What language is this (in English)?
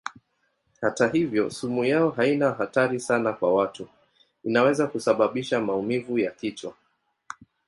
Swahili